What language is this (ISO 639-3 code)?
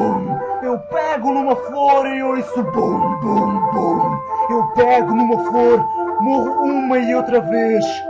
por